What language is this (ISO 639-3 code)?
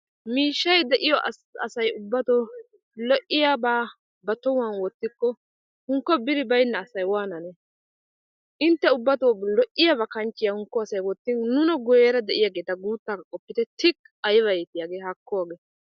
wal